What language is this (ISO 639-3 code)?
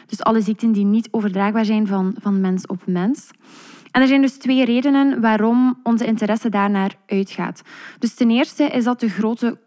nld